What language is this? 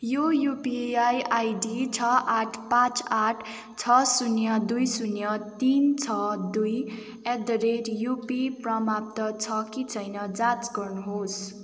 Nepali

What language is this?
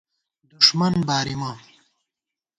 Gawar-Bati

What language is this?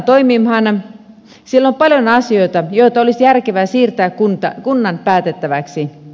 Finnish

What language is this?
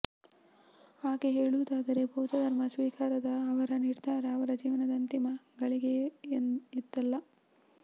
Kannada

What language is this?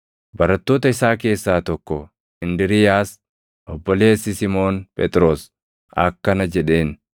Oromo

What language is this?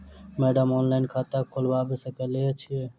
Maithili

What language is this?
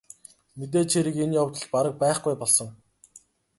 Mongolian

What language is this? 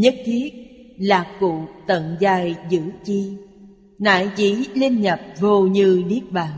Vietnamese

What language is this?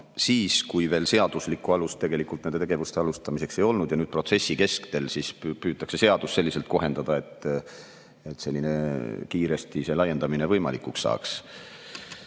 Estonian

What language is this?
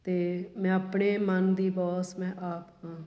Punjabi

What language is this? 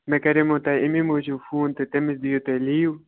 Kashmiri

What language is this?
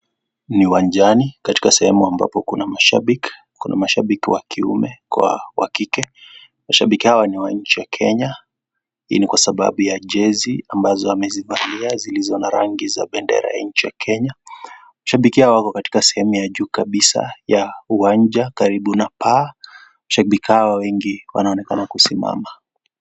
Swahili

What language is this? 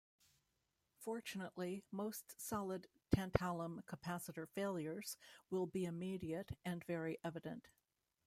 English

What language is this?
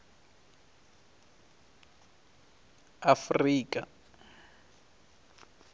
Venda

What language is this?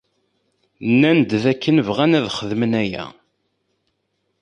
Kabyle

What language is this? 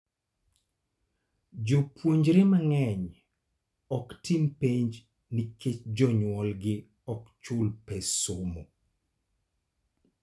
Luo (Kenya and Tanzania)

